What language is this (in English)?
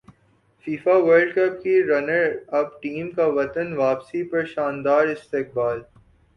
Urdu